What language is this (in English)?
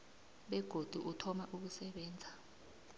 South Ndebele